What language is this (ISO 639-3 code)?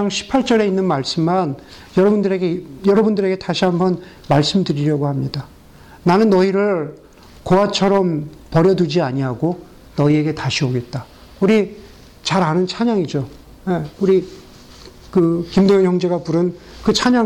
kor